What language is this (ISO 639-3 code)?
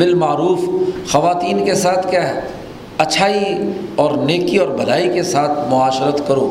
urd